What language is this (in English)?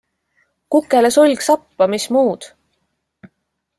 Estonian